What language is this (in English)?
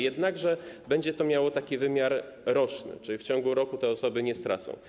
Polish